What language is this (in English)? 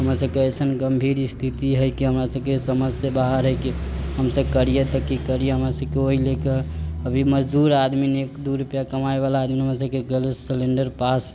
Maithili